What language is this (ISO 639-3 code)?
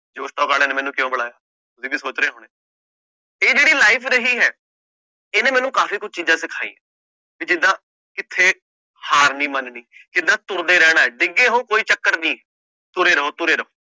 pan